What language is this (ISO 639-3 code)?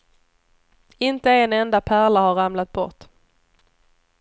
swe